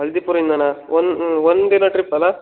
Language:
Kannada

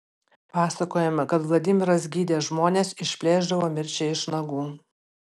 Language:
Lithuanian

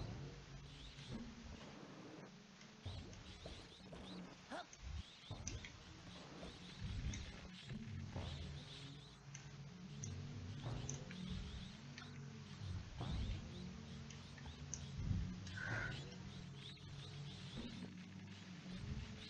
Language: French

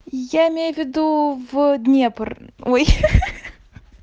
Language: Russian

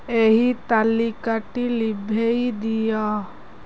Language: Odia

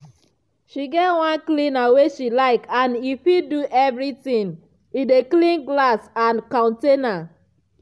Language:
Nigerian Pidgin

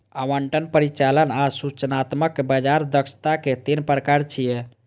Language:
Maithili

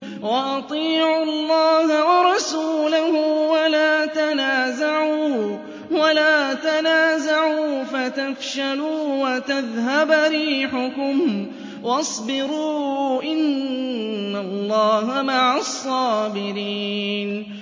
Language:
Arabic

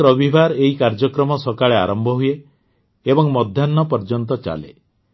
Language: Odia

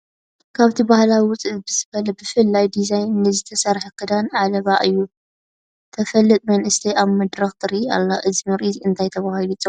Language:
Tigrinya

